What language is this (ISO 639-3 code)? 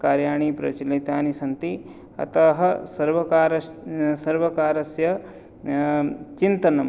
san